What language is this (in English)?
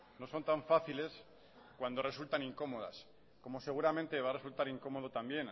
Spanish